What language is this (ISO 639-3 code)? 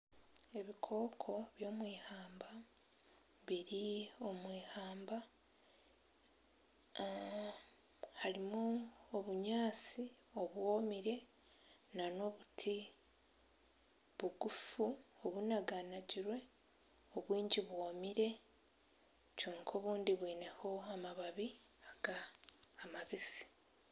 nyn